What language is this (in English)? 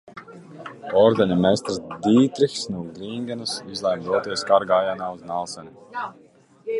Latvian